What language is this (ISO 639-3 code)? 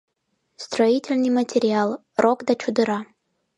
chm